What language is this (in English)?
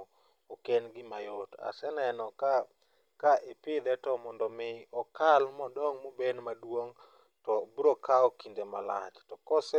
Luo (Kenya and Tanzania)